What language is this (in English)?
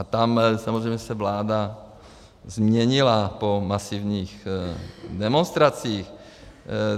Czech